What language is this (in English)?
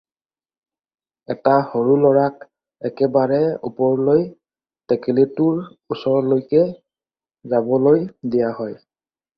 Assamese